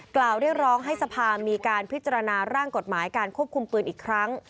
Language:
Thai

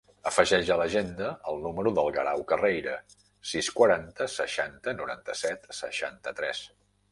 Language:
Catalan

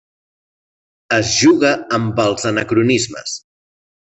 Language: Catalan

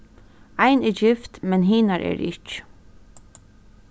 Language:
Faroese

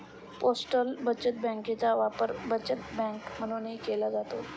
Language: Marathi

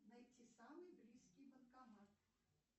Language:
Russian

